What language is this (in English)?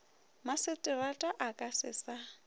Northern Sotho